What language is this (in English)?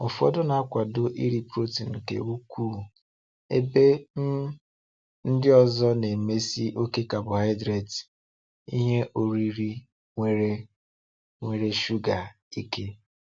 Igbo